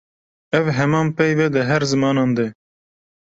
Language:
Kurdish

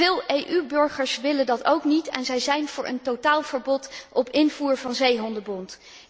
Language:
Dutch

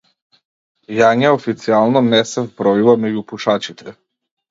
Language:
Macedonian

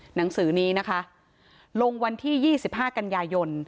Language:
Thai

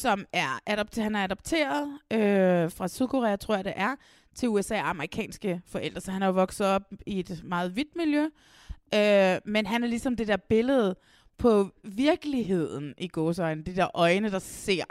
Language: Danish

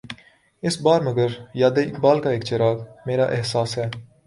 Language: Urdu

